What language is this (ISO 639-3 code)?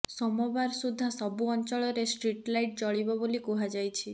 ori